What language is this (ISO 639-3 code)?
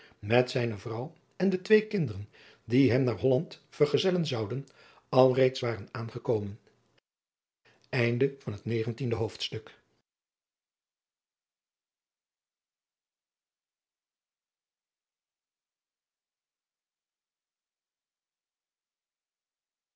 nld